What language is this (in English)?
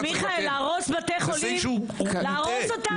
Hebrew